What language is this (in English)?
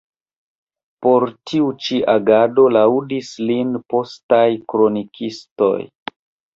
Esperanto